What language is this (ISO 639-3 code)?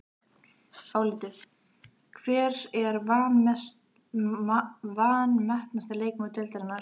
isl